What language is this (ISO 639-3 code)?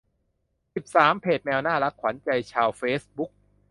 tha